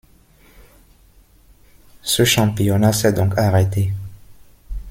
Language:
French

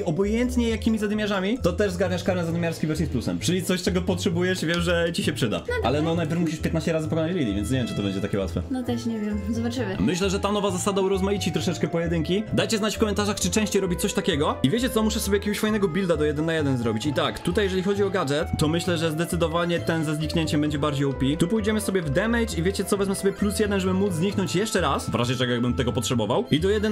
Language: Polish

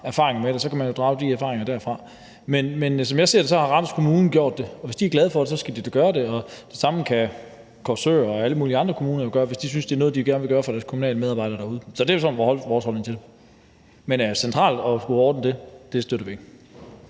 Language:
Danish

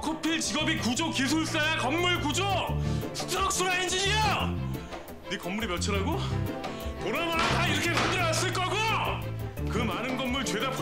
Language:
Korean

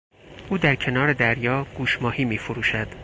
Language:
Persian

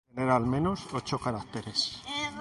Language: Spanish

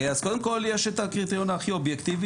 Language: Hebrew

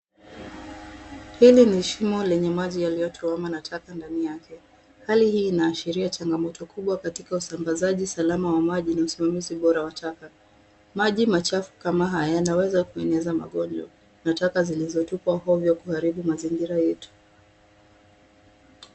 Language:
Swahili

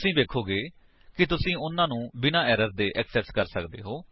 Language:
Punjabi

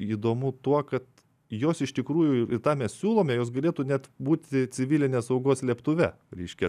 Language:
Lithuanian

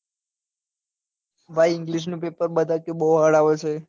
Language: Gujarati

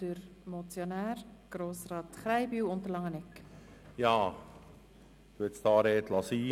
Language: Swiss German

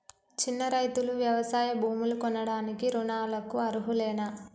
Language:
Telugu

